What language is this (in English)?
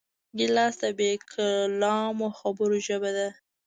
Pashto